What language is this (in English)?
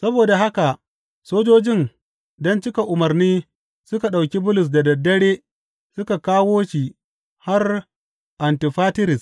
Hausa